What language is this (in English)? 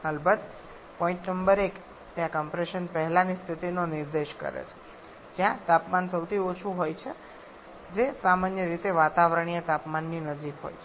Gujarati